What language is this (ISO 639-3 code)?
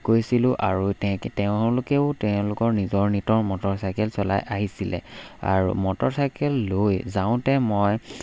asm